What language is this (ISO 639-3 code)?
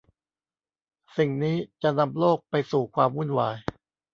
tha